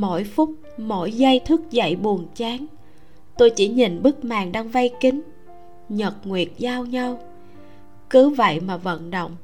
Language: Vietnamese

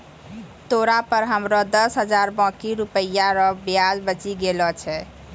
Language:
Maithili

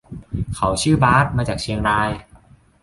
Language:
Thai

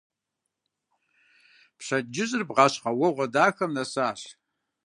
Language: Kabardian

